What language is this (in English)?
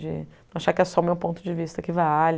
Portuguese